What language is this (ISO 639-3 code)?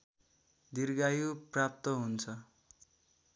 nep